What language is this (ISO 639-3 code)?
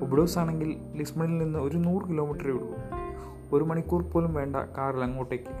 mal